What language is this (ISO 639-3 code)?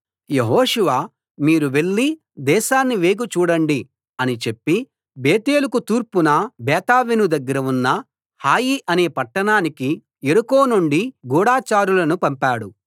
tel